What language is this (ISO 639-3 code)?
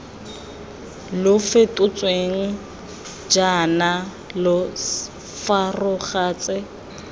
tsn